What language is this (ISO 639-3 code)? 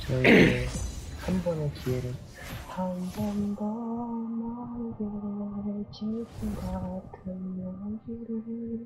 kor